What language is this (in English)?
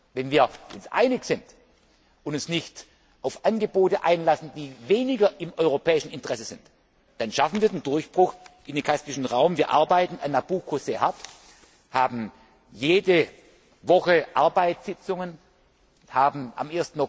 German